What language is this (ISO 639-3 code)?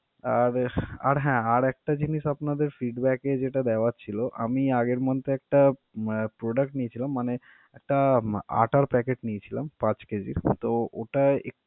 ben